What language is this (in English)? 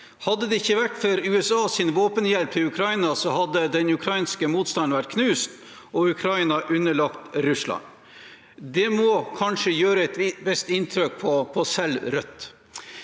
Norwegian